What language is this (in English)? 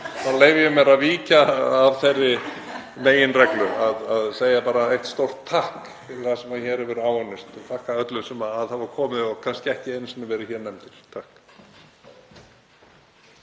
Icelandic